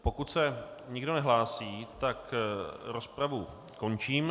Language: Czech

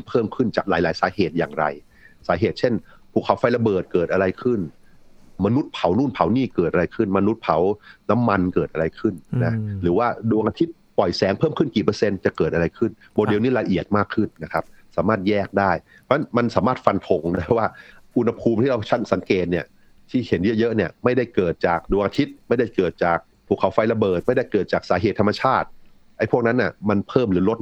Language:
Thai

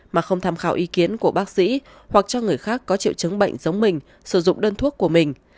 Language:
Vietnamese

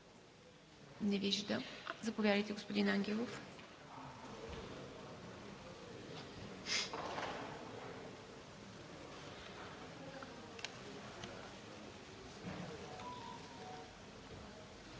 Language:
Bulgarian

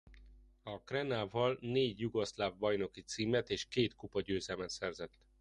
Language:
Hungarian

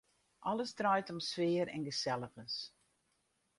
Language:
Western Frisian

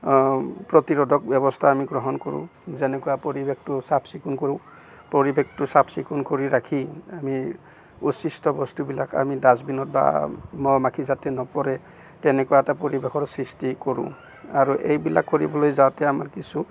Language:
Assamese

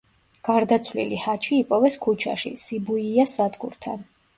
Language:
Georgian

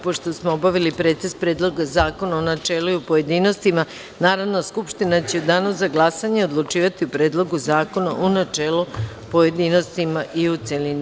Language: Serbian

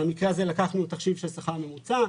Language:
Hebrew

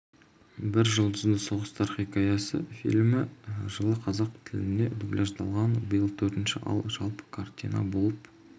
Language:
Kazakh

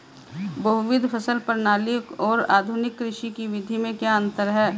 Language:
Hindi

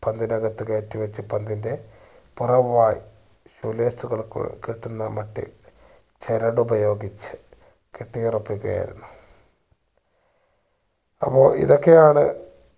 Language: Malayalam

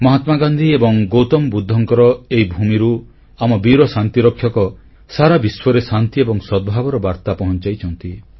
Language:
Odia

